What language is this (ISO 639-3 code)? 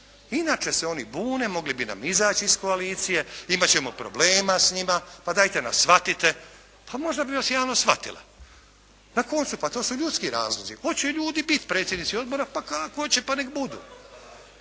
hrv